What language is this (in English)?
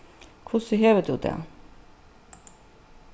Faroese